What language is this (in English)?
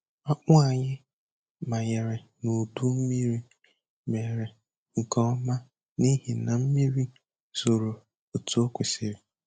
Igbo